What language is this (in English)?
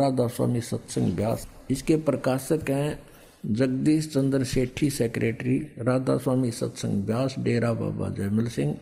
Hindi